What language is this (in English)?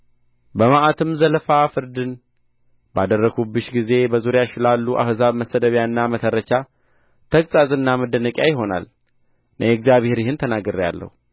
Amharic